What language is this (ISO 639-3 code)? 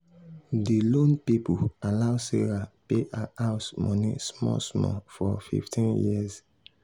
pcm